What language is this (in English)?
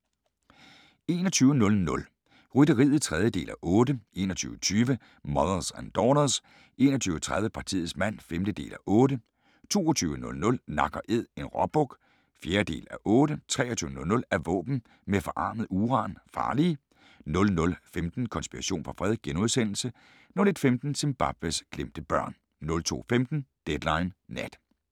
Danish